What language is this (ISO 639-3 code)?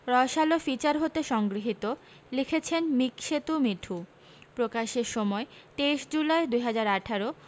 ben